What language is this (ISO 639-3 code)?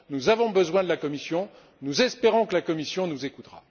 fra